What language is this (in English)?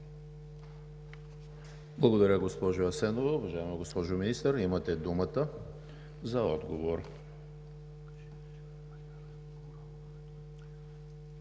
Bulgarian